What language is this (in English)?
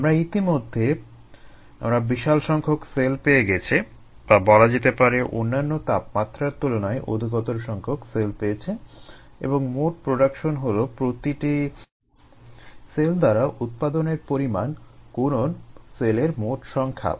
Bangla